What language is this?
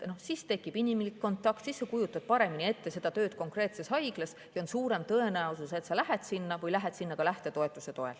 Estonian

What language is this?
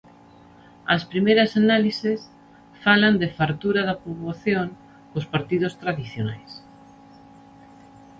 Galician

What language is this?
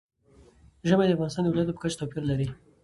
Pashto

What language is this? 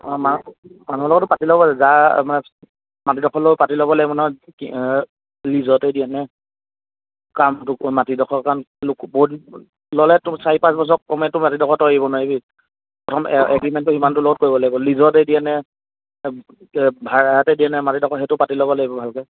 Assamese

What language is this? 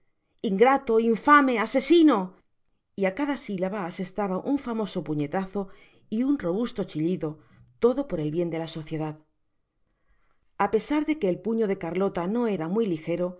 Spanish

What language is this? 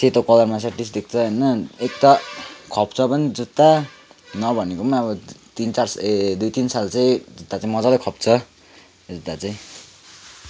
Nepali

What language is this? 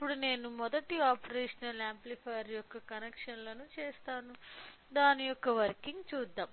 Telugu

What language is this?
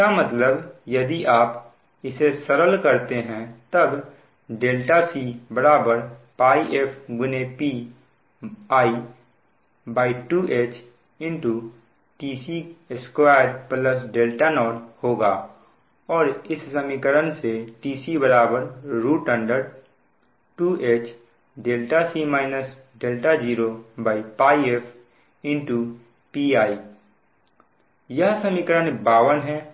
Hindi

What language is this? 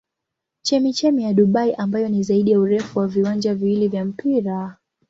Swahili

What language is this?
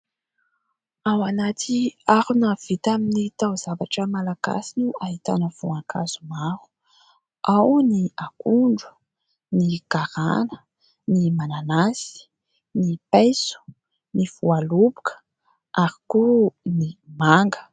Malagasy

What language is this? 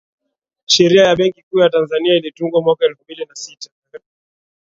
Swahili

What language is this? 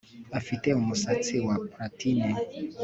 Kinyarwanda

